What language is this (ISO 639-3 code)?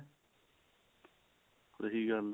pan